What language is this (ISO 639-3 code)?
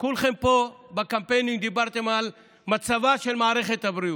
heb